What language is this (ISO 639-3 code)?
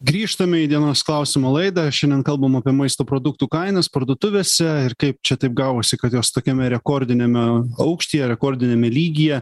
lit